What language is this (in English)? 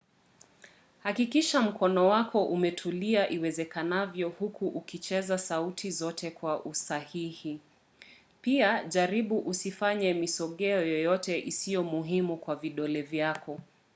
Swahili